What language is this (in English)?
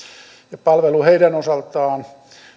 Finnish